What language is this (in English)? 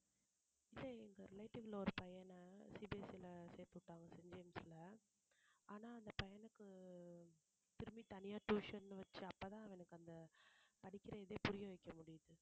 Tamil